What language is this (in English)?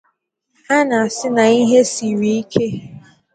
Igbo